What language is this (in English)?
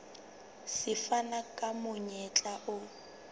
Southern Sotho